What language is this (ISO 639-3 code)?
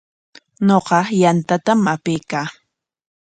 qwa